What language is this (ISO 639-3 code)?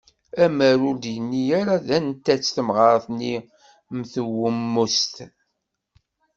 kab